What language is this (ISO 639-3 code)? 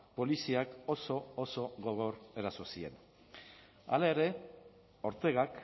eus